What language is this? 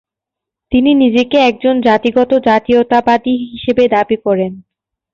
Bangla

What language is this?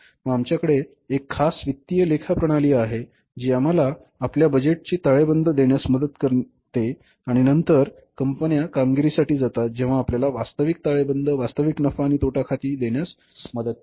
Marathi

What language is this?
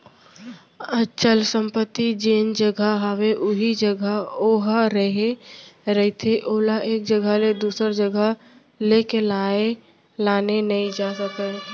Chhattisgarhi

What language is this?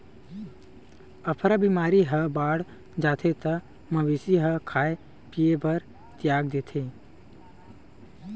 Chhattisgarhi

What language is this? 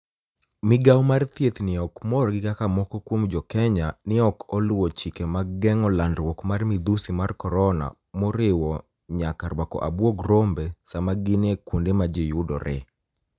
Luo (Kenya and Tanzania)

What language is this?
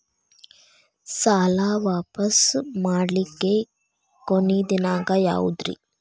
Kannada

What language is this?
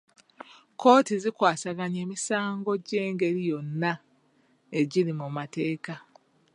Ganda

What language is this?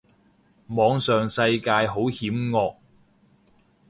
Cantonese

